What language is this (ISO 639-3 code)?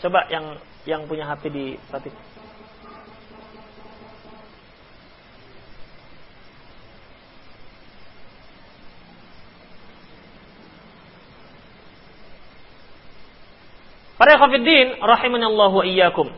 ind